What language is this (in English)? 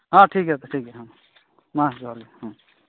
Santali